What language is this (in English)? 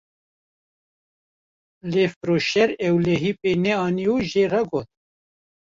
Kurdish